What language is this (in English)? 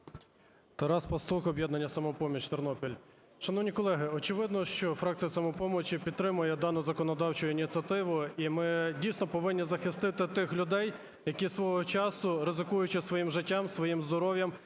Ukrainian